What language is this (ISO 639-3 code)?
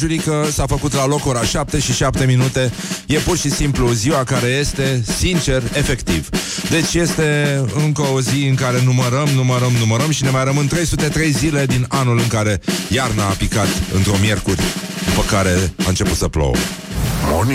ron